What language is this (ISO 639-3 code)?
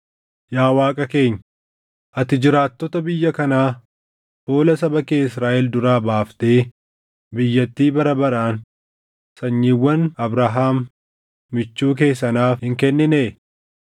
orm